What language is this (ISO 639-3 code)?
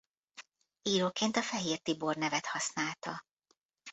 hun